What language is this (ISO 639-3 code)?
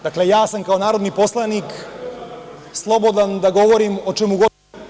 srp